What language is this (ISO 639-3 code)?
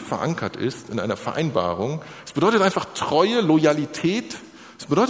deu